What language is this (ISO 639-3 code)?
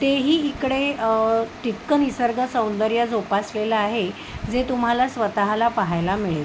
mar